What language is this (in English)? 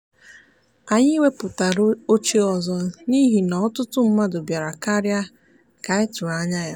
Igbo